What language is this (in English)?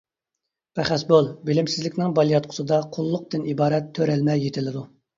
Uyghur